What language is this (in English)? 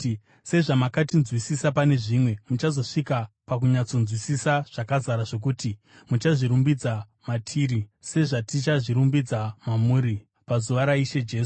Shona